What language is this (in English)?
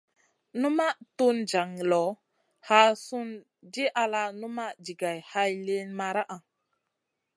Masana